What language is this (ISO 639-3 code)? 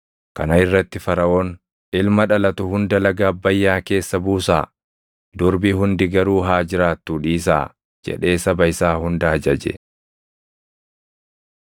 orm